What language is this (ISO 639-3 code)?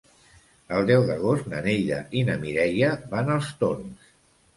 cat